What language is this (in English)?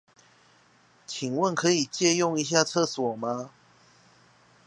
Chinese